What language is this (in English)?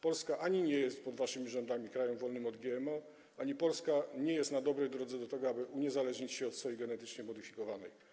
Polish